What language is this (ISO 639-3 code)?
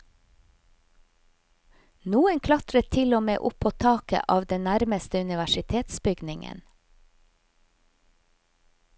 nor